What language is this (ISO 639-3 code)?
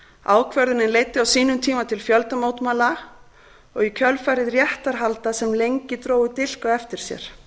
isl